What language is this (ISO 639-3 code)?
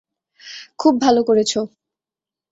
ben